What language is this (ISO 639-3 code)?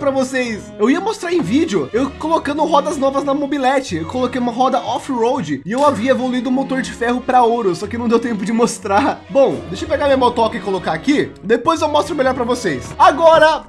por